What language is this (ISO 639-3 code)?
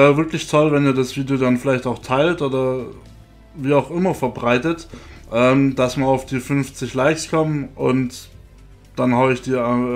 deu